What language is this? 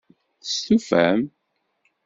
Kabyle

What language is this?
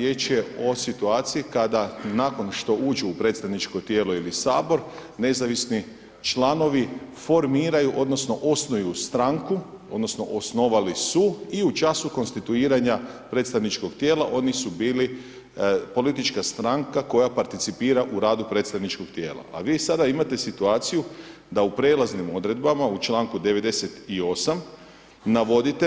Croatian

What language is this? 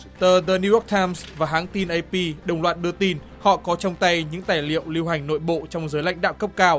Vietnamese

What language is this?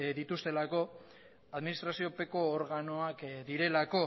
Basque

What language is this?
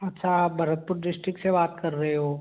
Hindi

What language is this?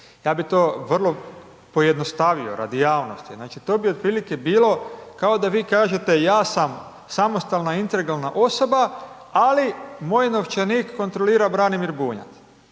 Croatian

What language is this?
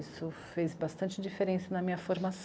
Portuguese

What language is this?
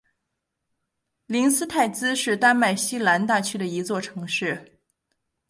Chinese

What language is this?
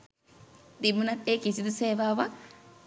Sinhala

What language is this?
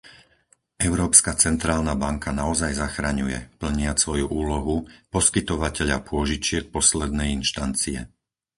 Slovak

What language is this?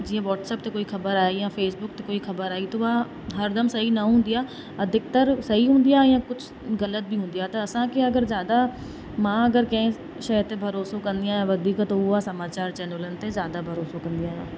Sindhi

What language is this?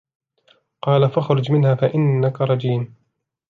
Arabic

